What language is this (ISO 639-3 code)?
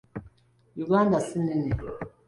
lug